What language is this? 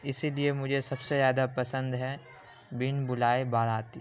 Urdu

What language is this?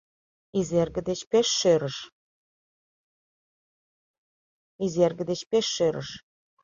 Mari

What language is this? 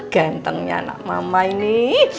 Indonesian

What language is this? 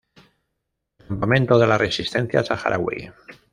Spanish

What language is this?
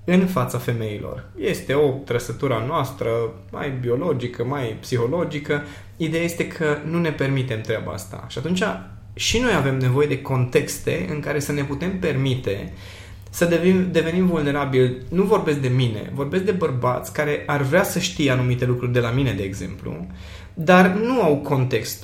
Romanian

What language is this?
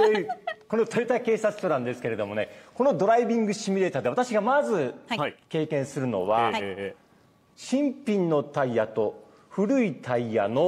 Japanese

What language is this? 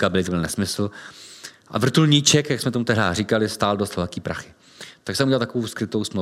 Czech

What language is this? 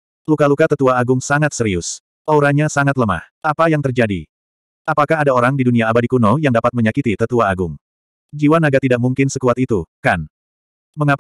Indonesian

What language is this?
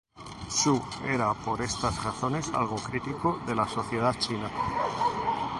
Spanish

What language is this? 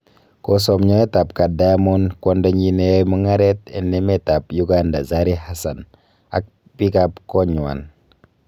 Kalenjin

